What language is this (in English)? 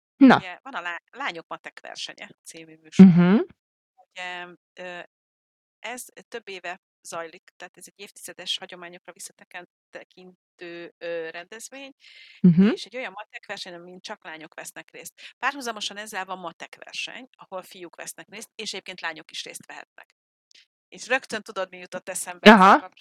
Hungarian